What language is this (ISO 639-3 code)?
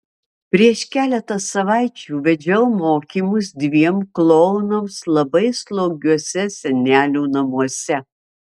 lit